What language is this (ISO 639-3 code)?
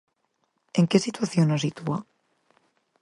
glg